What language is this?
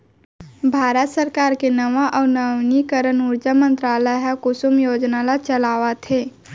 Chhattisgarhi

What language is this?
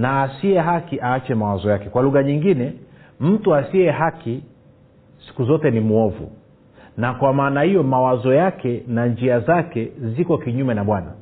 Swahili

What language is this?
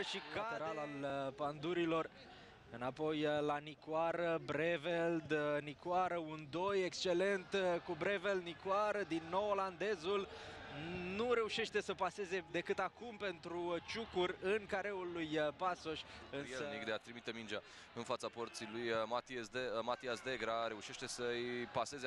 Romanian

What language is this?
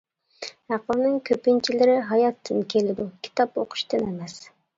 Uyghur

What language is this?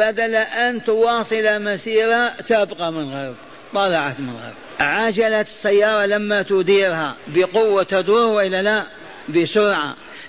Arabic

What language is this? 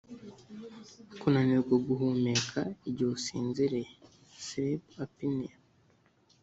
Kinyarwanda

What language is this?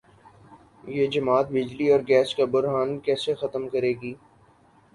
Urdu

